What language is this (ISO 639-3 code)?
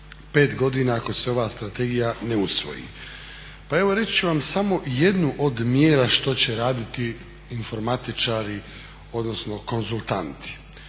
hrv